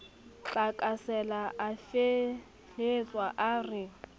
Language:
Southern Sotho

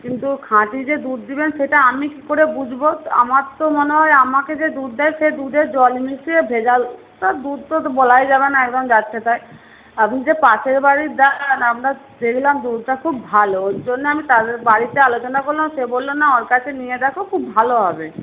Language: Bangla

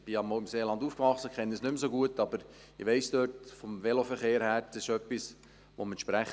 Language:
Swiss German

